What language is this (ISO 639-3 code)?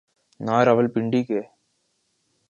urd